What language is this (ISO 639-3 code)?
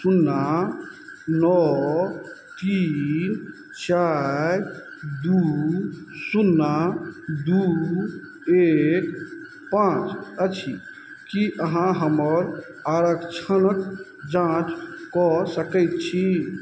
mai